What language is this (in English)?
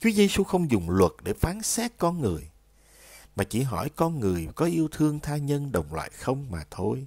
Vietnamese